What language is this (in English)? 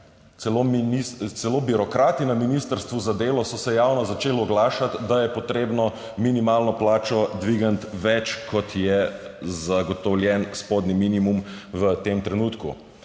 Slovenian